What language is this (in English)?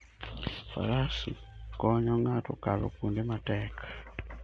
Luo (Kenya and Tanzania)